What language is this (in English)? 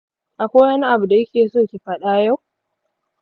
Hausa